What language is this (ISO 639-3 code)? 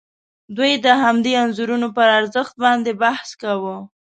pus